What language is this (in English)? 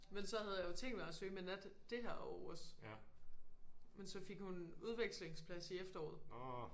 Danish